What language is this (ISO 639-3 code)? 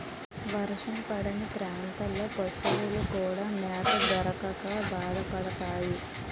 tel